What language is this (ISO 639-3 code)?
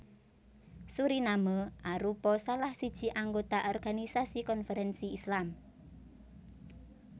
jav